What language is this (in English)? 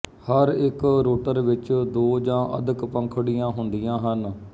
Punjabi